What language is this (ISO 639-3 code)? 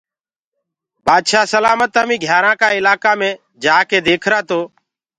ggg